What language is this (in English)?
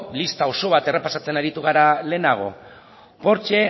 Basque